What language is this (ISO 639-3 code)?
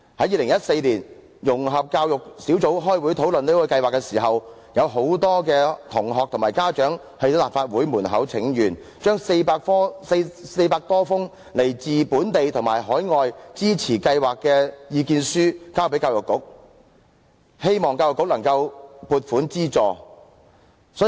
yue